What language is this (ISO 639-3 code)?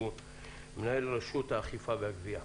heb